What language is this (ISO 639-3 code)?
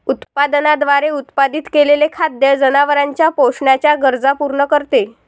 mar